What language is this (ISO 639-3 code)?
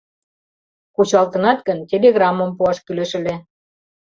chm